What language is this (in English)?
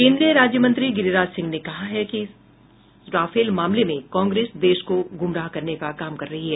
Hindi